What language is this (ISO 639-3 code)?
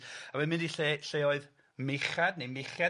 cym